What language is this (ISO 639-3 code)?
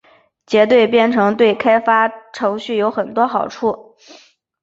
zho